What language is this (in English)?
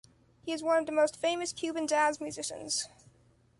English